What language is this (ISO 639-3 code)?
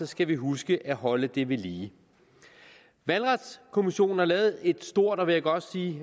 dan